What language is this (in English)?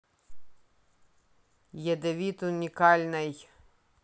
Russian